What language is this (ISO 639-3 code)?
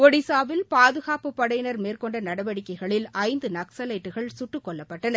tam